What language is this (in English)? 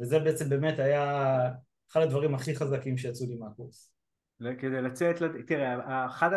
Hebrew